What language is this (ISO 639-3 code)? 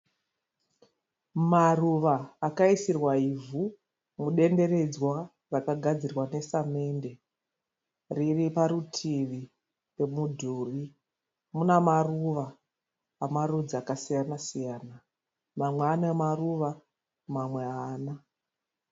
sna